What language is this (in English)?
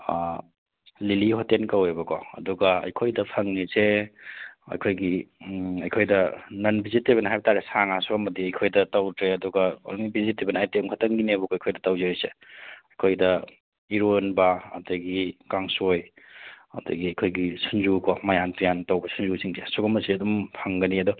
Manipuri